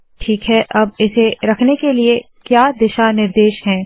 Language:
Hindi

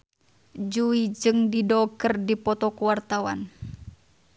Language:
Sundanese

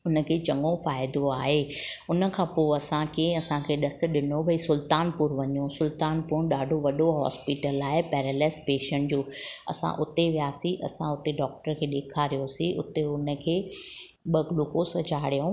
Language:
Sindhi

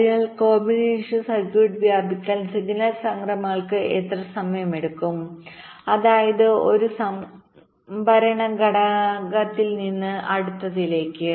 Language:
Malayalam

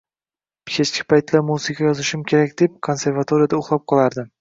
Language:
Uzbek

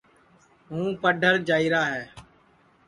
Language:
Sansi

